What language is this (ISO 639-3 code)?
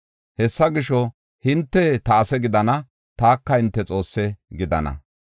gof